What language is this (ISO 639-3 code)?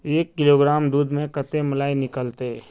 mag